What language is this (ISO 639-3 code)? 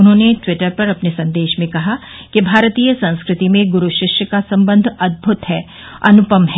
hin